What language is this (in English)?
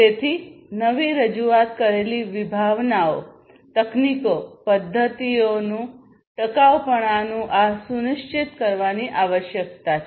Gujarati